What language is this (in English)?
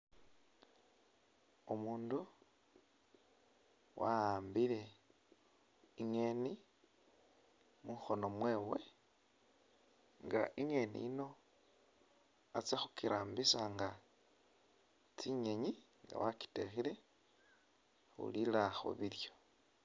Masaaba